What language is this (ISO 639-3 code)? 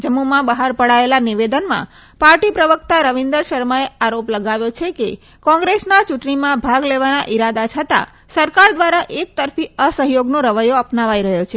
guj